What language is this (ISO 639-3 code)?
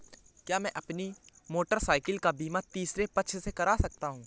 hin